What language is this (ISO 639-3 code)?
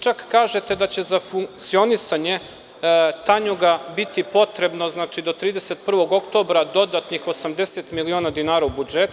srp